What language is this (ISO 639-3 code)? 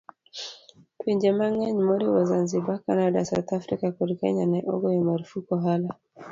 luo